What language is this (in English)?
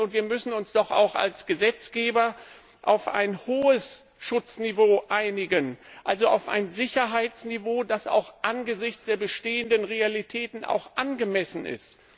German